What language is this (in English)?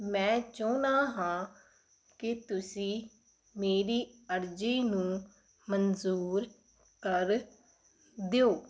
Punjabi